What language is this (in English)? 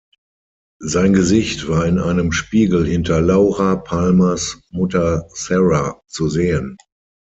German